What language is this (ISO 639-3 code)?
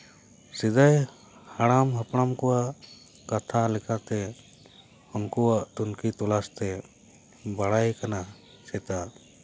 sat